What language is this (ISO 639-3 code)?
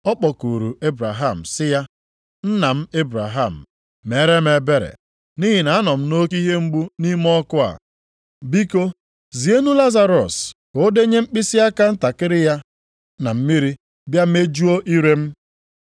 ibo